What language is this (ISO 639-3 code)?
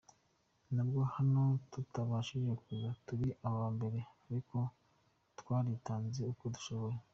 kin